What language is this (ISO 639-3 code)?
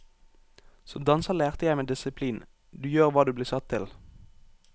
nor